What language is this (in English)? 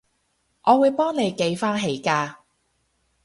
Cantonese